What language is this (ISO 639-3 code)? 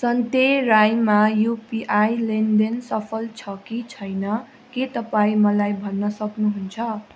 nep